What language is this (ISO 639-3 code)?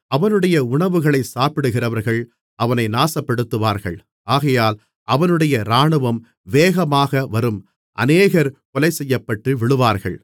tam